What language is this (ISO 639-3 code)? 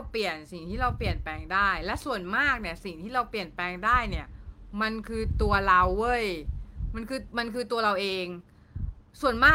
tha